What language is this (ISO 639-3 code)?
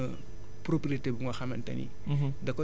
wol